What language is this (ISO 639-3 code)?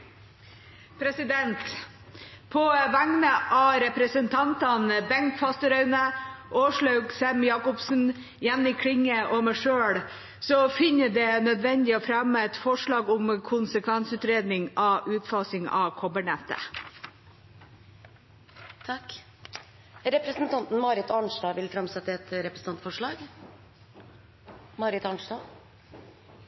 nor